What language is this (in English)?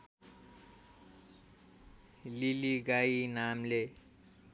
Nepali